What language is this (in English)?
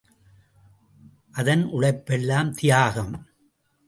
Tamil